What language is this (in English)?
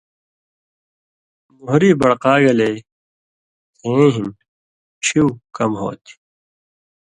Indus Kohistani